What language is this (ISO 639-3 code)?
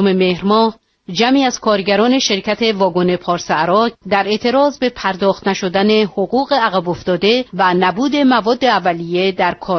fas